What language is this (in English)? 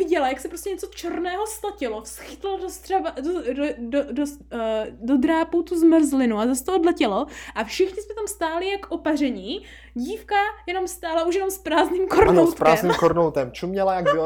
Czech